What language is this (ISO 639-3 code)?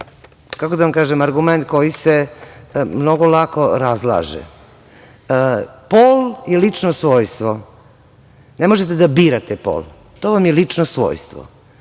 srp